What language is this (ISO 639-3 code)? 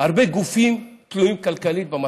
heb